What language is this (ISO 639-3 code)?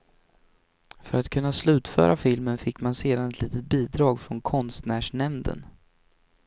swe